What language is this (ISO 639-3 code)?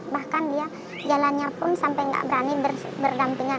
ind